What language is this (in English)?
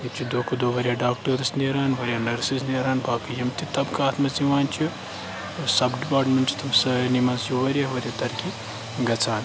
Kashmiri